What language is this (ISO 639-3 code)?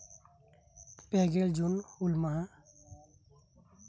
sat